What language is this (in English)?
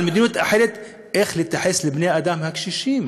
Hebrew